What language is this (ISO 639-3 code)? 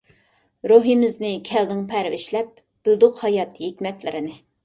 uig